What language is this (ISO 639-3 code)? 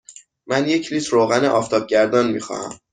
fas